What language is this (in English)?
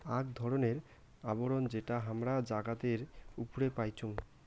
Bangla